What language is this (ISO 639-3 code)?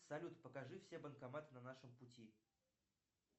rus